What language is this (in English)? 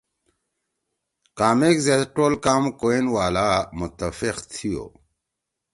Torwali